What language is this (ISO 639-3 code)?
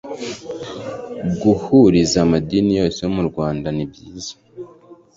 kin